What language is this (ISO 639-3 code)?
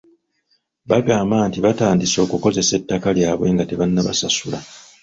lug